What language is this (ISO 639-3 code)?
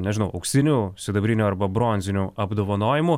lit